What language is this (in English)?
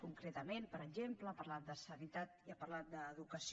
Catalan